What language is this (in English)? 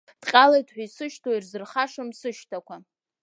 Abkhazian